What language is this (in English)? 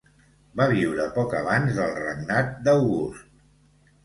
Catalan